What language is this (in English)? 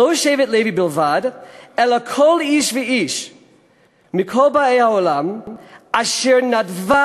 Hebrew